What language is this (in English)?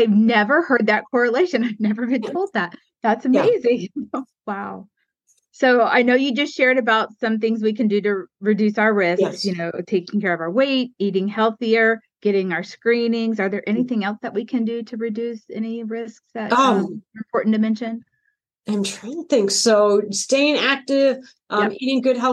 English